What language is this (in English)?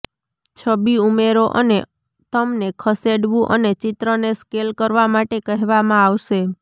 Gujarati